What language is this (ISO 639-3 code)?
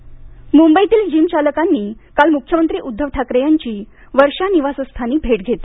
mar